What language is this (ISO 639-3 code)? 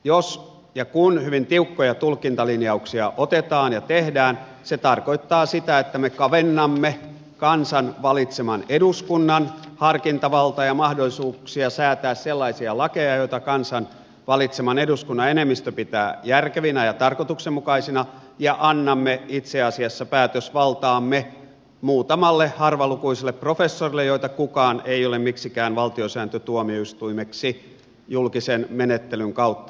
fin